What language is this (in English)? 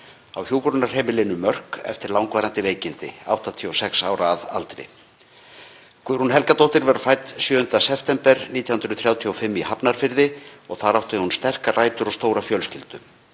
Icelandic